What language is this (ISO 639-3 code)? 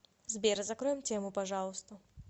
rus